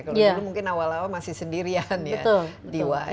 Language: Indonesian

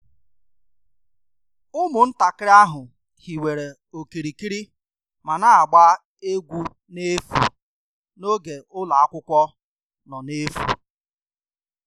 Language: Igbo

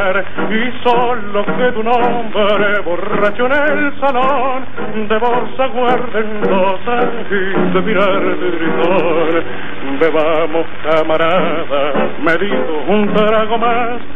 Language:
Arabic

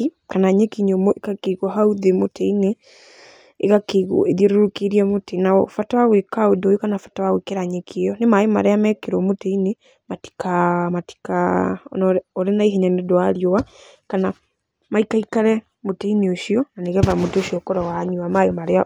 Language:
Kikuyu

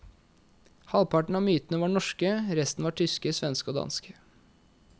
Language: Norwegian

